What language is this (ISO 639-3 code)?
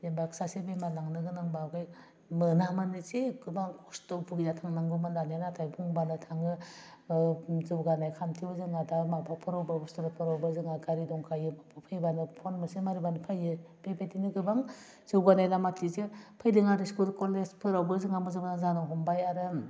brx